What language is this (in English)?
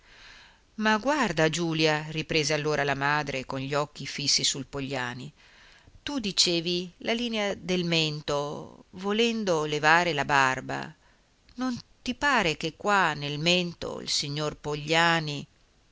Italian